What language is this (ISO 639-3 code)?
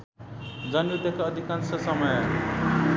nep